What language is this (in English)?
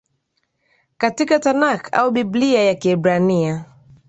Swahili